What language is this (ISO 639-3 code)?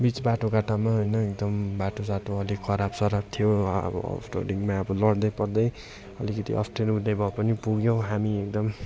nep